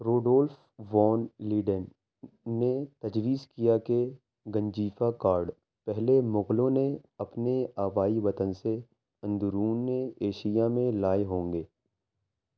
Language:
Urdu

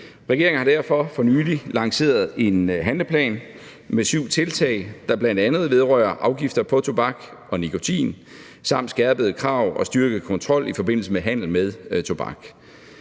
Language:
Danish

